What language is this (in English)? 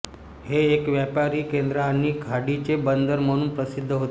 Marathi